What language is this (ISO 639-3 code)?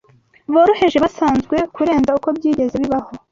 kin